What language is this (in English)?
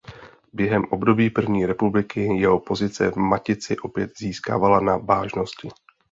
Czech